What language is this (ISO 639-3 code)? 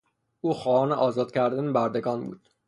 fas